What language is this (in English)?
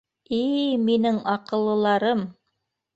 Bashkir